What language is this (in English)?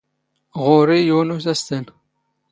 Standard Moroccan Tamazight